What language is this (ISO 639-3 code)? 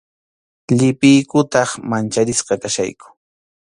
qxu